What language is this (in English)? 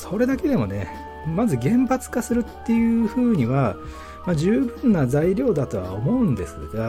Japanese